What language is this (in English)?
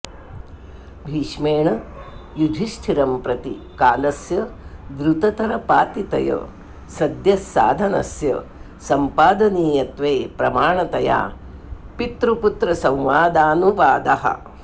Sanskrit